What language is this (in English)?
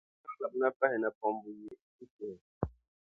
Dagbani